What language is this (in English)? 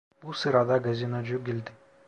Turkish